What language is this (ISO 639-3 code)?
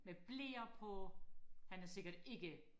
dan